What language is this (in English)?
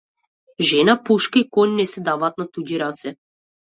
Macedonian